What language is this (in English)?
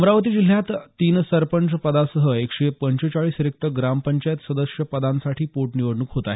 Marathi